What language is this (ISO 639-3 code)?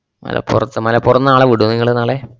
mal